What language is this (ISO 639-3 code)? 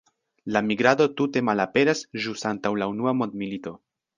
epo